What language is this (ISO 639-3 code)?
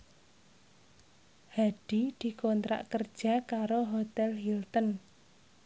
jav